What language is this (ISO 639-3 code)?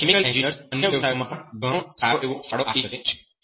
guj